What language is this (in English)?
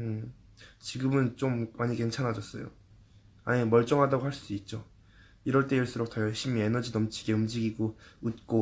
Korean